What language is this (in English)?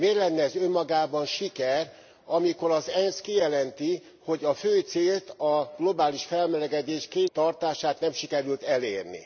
Hungarian